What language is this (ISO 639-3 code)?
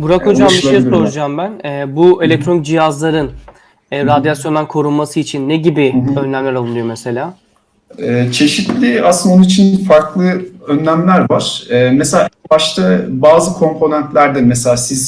tur